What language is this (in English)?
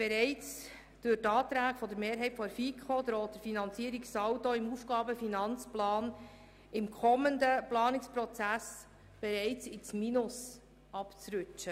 Swiss German